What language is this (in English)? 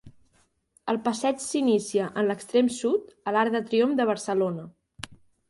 Catalan